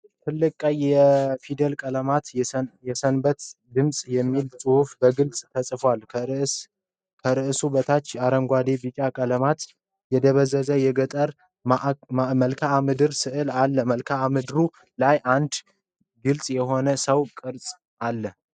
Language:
Amharic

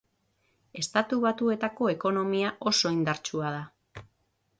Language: Basque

